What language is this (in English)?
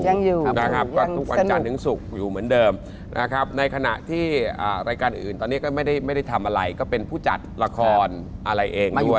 Thai